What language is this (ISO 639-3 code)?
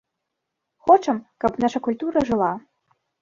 bel